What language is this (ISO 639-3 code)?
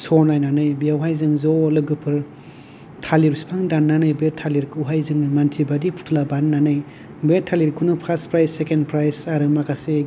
brx